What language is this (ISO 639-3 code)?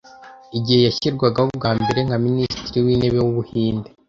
kin